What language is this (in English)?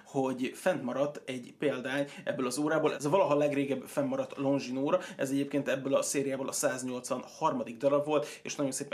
Hungarian